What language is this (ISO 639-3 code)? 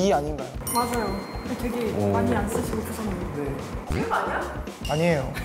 kor